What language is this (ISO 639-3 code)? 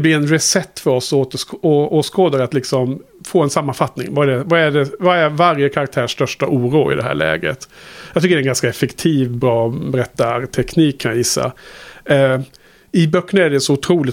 swe